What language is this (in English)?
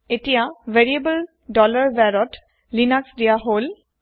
Assamese